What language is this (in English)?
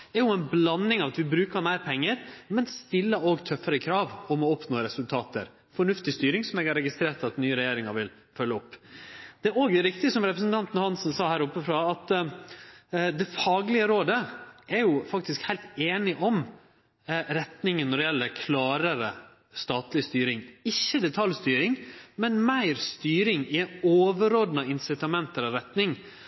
Norwegian Nynorsk